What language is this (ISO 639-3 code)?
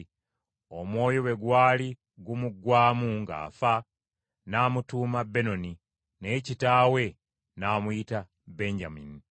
lug